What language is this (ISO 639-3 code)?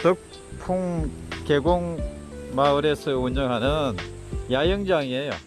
kor